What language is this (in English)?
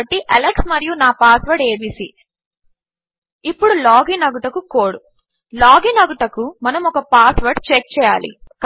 Telugu